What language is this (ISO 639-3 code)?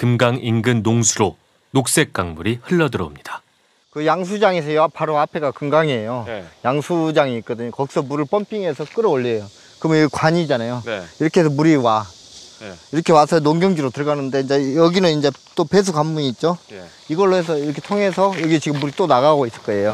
kor